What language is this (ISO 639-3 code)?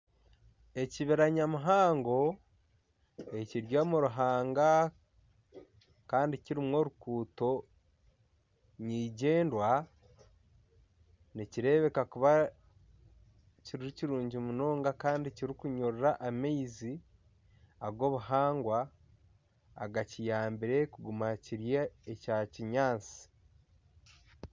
nyn